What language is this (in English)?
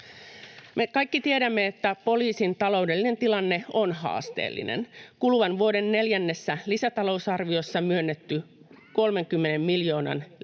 Finnish